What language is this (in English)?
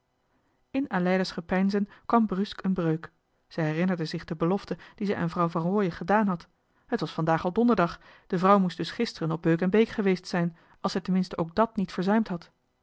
Dutch